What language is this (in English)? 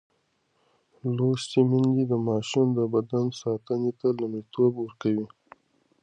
Pashto